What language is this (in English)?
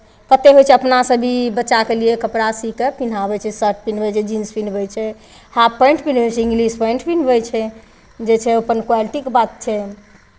Maithili